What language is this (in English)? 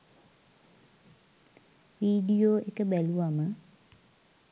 Sinhala